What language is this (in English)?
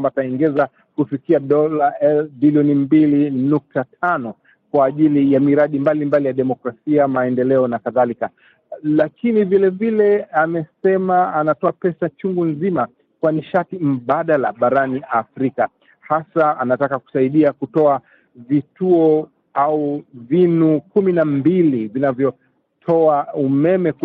Swahili